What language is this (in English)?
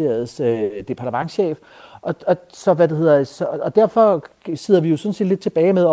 Danish